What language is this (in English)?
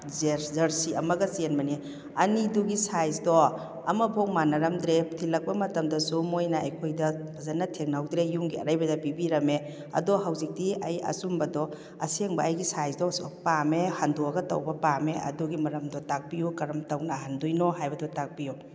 Manipuri